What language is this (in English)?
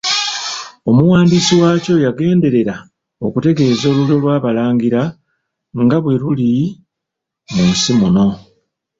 Ganda